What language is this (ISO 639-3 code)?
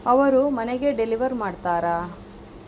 kan